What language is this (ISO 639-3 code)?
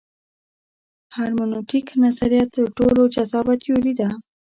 pus